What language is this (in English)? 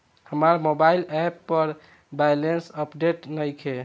Bhojpuri